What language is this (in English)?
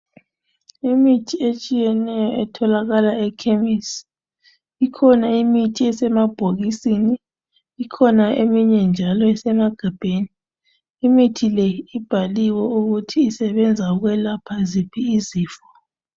North Ndebele